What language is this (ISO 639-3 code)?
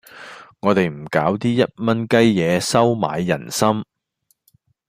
yue